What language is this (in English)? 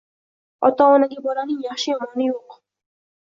Uzbek